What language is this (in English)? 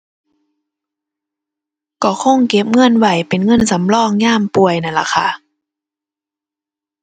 Thai